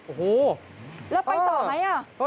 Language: Thai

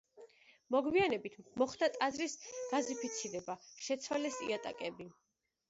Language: Georgian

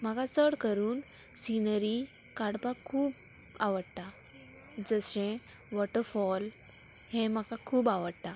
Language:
Konkani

